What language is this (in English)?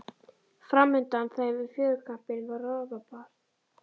Icelandic